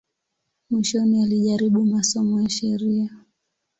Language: Swahili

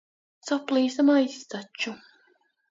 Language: Latvian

